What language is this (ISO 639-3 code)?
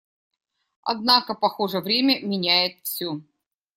rus